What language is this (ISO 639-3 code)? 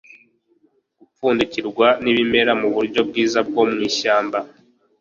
kin